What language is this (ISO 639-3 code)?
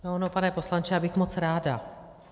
ces